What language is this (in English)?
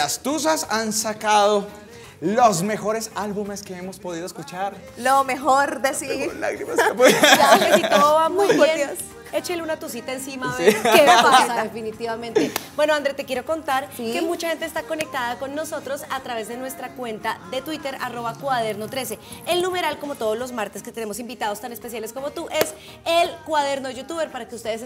Spanish